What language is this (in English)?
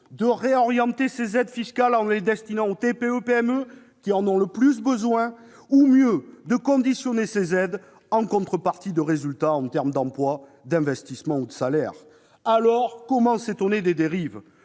French